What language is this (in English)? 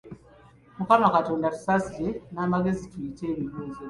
Ganda